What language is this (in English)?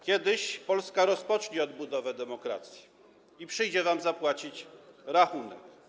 Polish